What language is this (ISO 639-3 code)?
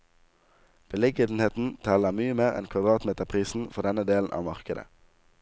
nor